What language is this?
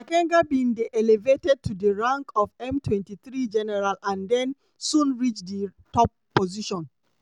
Nigerian Pidgin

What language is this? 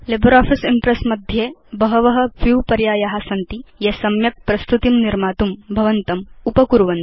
Sanskrit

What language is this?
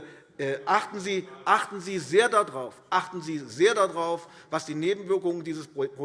German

